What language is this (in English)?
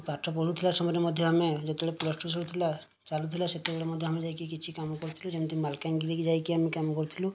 Odia